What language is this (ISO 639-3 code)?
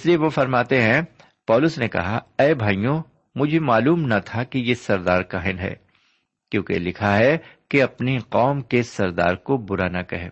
urd